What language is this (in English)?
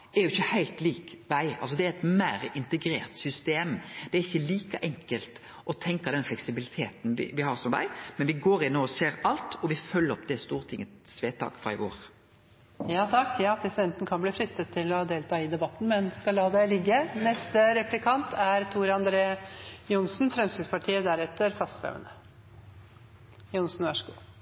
Norwegian